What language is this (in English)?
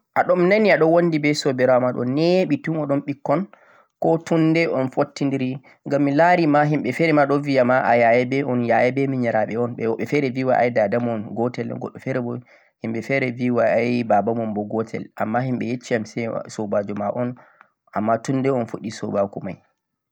Central-Eastern Niger Fulfulde